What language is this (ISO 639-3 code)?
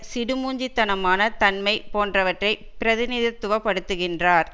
tam